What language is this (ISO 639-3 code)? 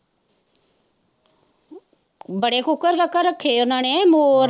pan